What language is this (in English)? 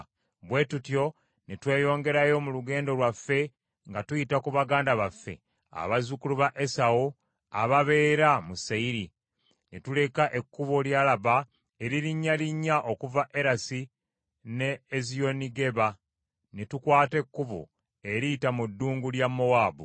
Ganda